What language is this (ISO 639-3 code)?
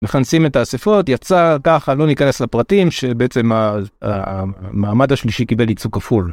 heb